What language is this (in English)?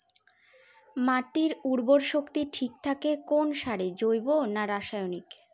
Bangla